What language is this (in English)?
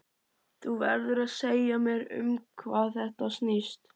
Icelandic